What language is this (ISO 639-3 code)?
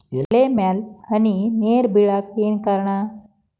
kan